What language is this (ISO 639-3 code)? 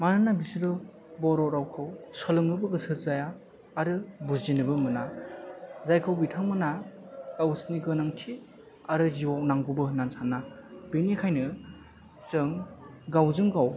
brx